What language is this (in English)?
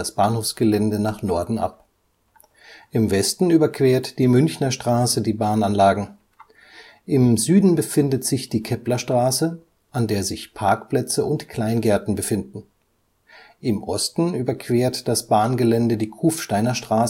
German